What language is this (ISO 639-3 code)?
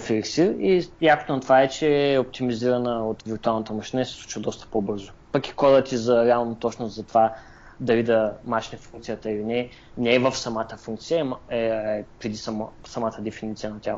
bul